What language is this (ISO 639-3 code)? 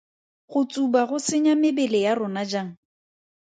tsn